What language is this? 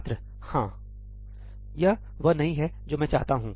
Hindi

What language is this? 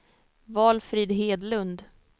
Swedish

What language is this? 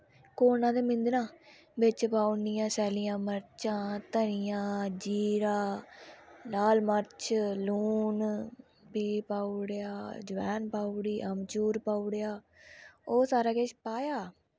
Dogri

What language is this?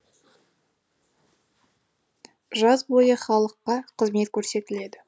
Kazakh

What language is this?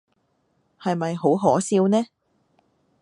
Cantonese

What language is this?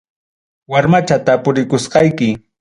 Ayacucho Quechua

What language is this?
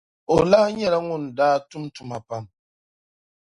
Dagbani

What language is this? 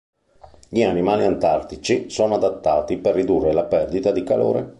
Italian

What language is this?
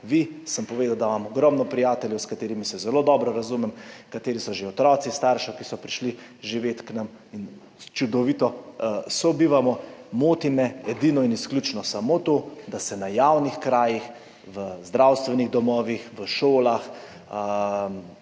Slovenian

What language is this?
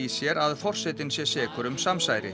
Icelandic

